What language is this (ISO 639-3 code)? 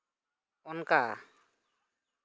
sat